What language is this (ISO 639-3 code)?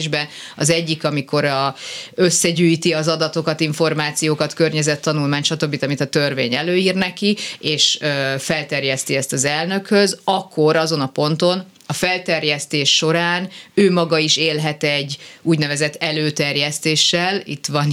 hun